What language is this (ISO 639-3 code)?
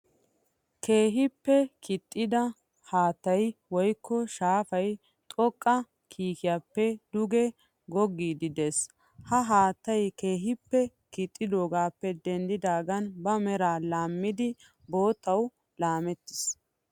wal